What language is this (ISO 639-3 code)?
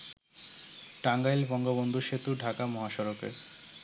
ben